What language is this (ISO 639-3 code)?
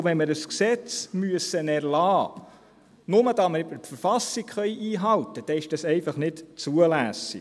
gsw